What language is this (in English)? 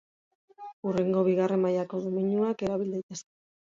Basque